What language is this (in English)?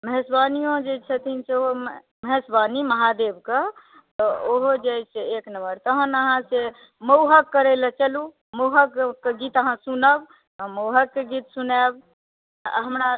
Maithili